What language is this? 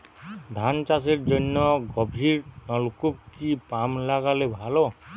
Bangla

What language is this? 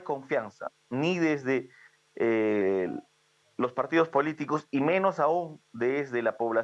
Spanish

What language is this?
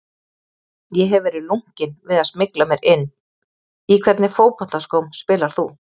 Icelandic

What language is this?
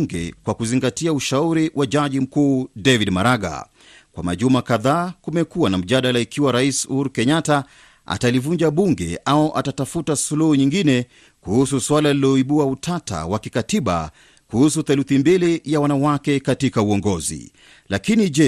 Swahili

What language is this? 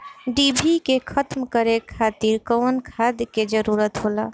Bhojpuri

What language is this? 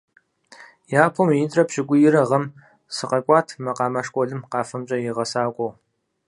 Kabardian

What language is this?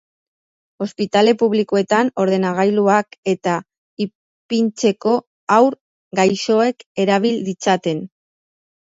Basque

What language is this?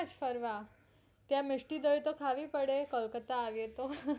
Gujarati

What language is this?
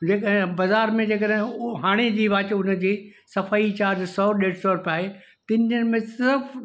Sindhi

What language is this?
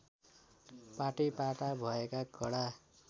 Nepali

